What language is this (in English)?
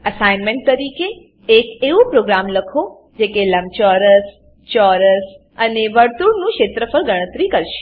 Gujarati